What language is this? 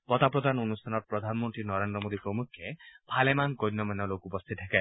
Assamese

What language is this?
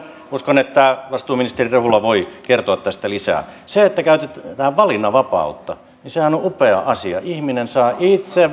Finnish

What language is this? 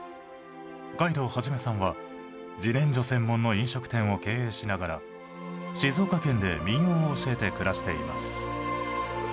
Japanese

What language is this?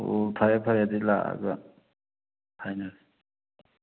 Manipuri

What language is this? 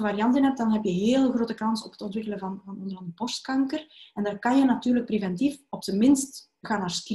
Dutch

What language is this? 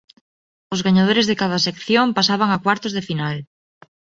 Galician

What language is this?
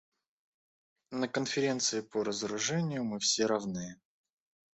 Russian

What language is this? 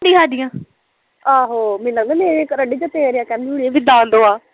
Punjabi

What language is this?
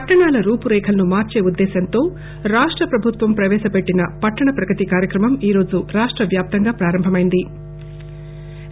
Telugu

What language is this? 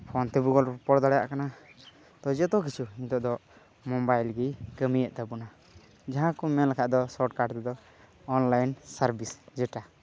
Santali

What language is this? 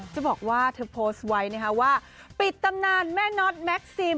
Thai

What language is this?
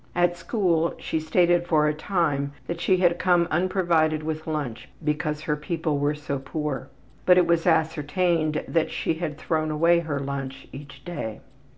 English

